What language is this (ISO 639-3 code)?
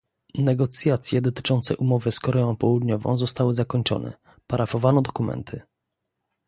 pol